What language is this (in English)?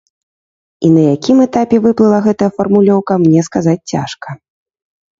Belarusian